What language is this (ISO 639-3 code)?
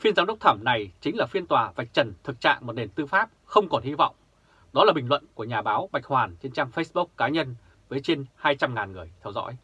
vie